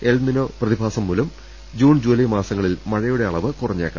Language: Malayalam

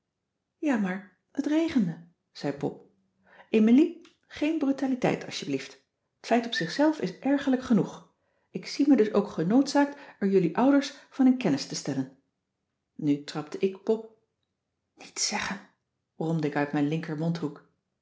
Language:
Dutch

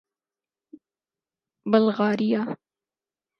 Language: Urdu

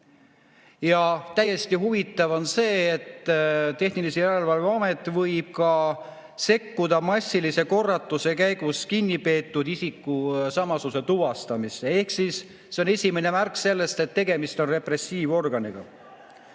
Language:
Estonian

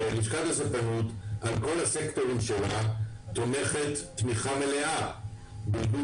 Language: Hebrew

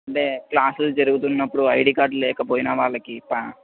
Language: Telugu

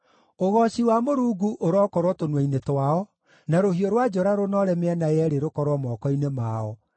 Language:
Kikuyu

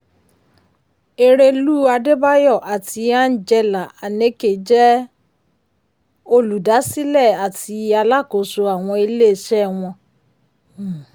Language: Yoruba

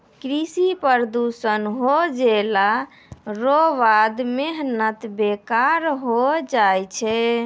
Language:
Maithili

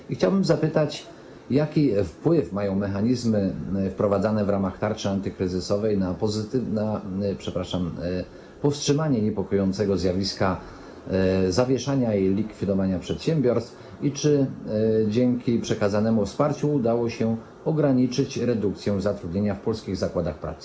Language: Polish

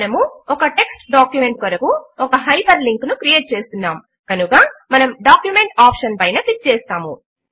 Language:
Telugu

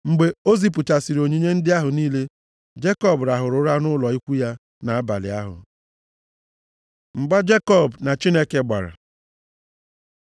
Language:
Igbo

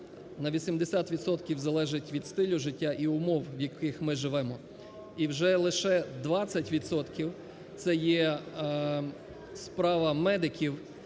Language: Ukrainian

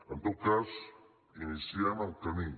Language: Catalan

